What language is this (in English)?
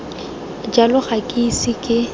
Tswana